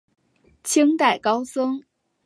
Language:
Chinese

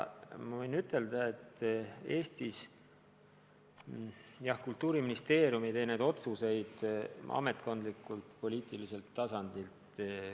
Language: Estonian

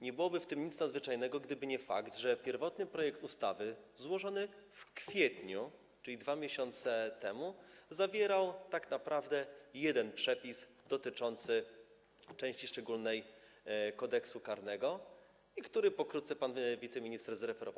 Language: Polish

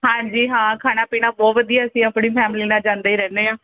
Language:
Punjabi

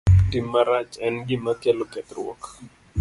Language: Luo (Kenya and Tanzania)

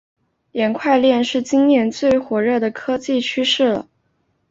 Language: Chinese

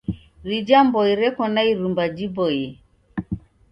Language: Taita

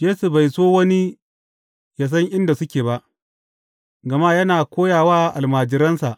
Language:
Hausa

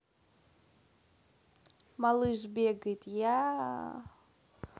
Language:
Russian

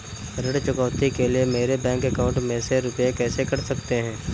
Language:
Hindi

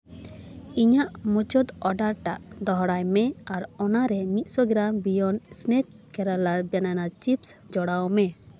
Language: Santali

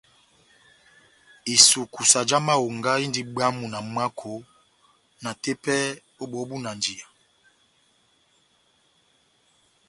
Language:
Batanga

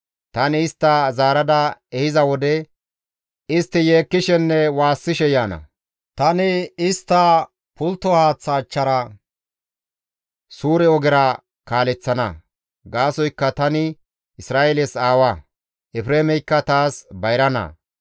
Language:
Gamo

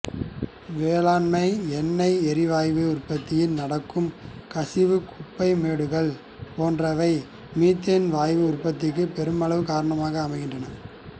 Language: Tamil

